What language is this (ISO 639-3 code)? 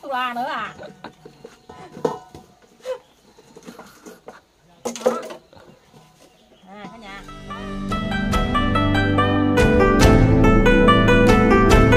vie